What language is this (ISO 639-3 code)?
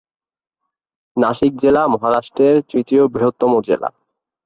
ben